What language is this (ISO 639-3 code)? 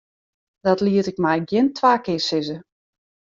fry